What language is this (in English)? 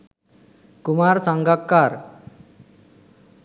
Sinhala